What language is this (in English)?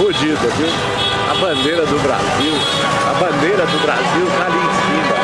Portuguese